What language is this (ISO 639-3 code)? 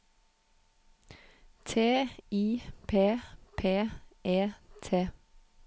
nor